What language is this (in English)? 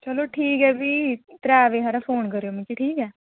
Dogri